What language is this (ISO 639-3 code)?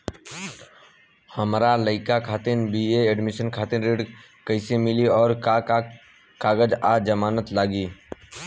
bho